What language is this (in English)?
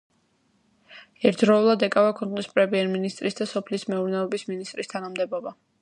Georgian